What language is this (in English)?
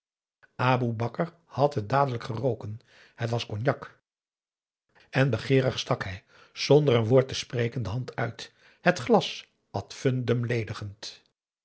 Dutch